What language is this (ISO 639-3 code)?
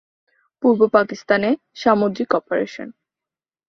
ben